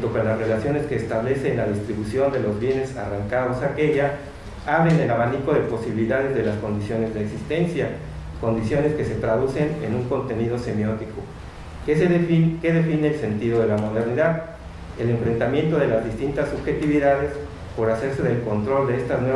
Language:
Spanish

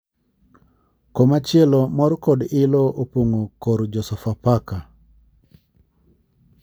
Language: Luo (Kenya and Tanzania)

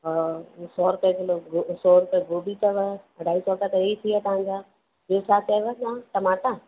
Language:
Sindhi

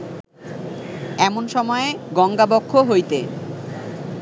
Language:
Bangla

